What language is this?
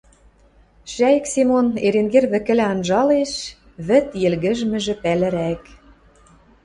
Western Mari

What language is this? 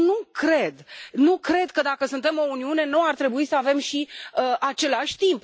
Romanian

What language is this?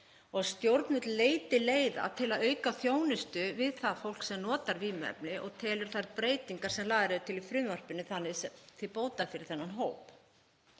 Icelandic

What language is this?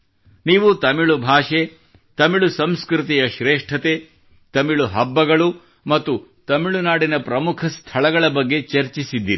Kannada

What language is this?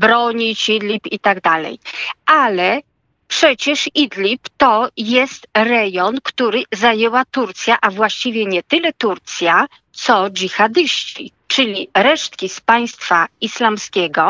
Polish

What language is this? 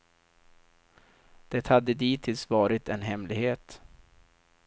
Swedish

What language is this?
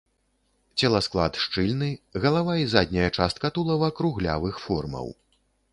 Belarusian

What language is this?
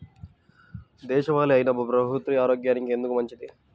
Telugu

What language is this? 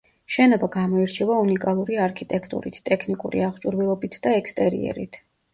Georgian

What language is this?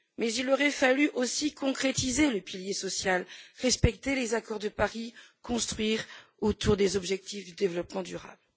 French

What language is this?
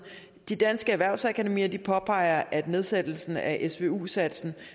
Danish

